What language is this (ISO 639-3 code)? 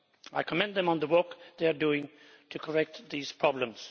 eng